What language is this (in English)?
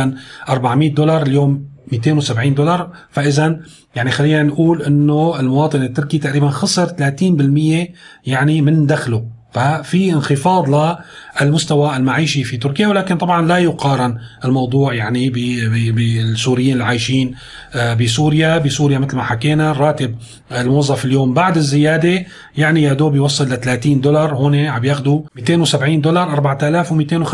Arabic